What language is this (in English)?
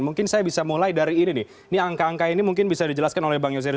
Indonesian